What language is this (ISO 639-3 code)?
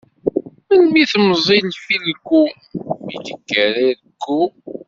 kab